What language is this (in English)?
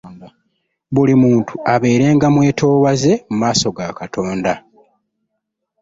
Ganda